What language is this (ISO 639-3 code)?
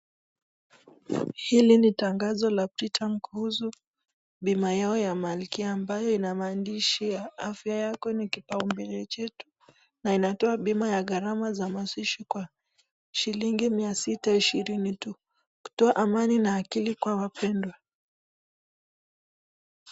swa